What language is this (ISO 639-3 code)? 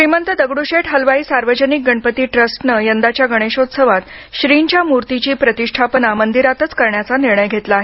mar